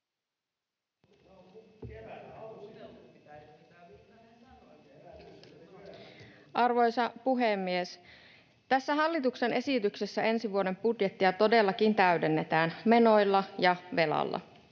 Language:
Finnish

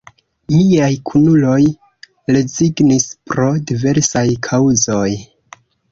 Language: Esperanto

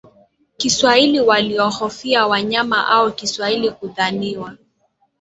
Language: Swahili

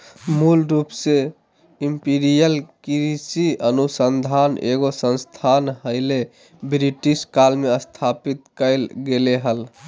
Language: Magahi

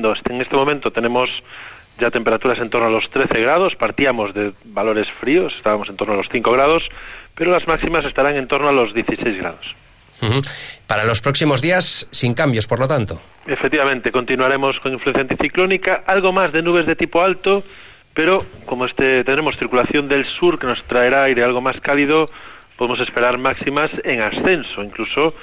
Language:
Spanish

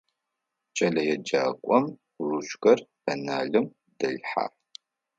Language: Adyghe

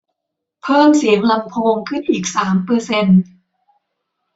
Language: Thai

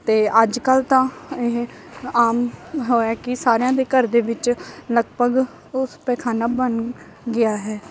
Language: Punjabi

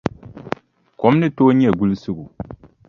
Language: Dagbani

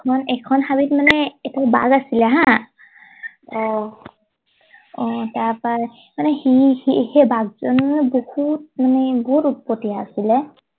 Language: Assamese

